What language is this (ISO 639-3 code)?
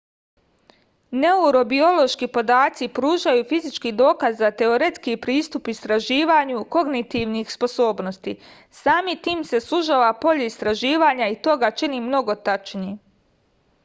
srp